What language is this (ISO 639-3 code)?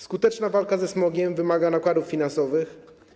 pol